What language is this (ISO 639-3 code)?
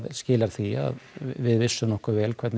isl